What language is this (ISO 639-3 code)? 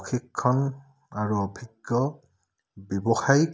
asm